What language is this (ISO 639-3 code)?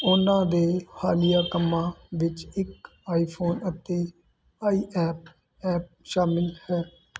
pan